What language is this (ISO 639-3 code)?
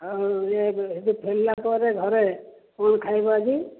ori